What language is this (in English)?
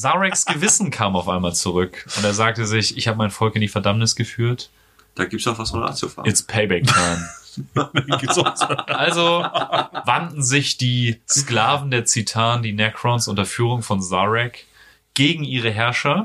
German